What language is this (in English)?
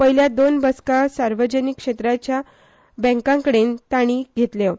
Konkani